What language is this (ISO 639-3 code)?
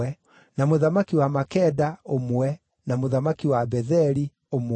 kik